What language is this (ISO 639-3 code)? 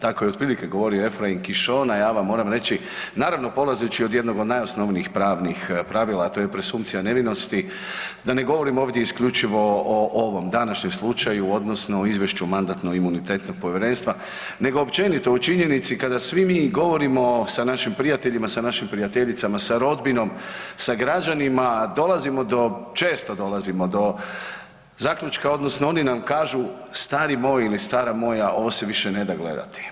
hrv